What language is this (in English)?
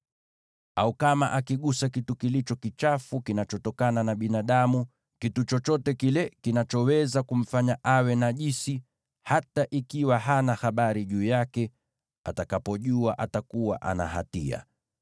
Swahili